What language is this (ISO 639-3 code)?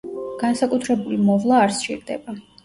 kat